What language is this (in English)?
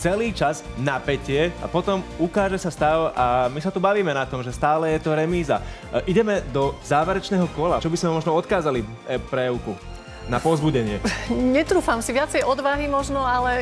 Slovak